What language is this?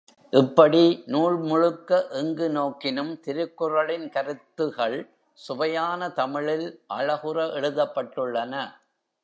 Tamil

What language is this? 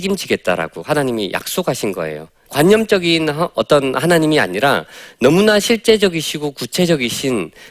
Korean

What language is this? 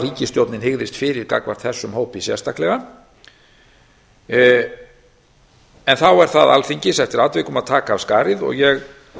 Icelandic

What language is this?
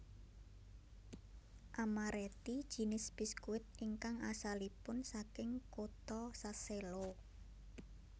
Javanese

